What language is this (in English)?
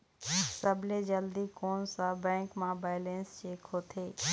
Chhattisgarhi